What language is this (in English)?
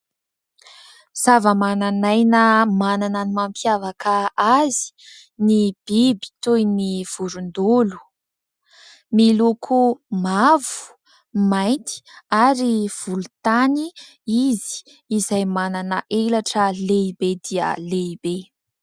Malagasy